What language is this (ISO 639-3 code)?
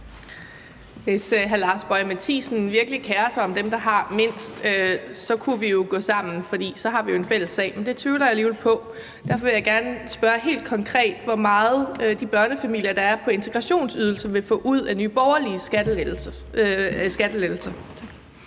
dan